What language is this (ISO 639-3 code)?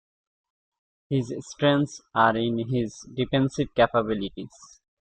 eng